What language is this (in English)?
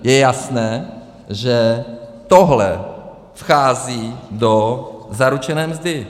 Czech